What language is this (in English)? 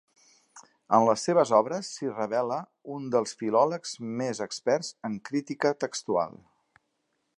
Catalan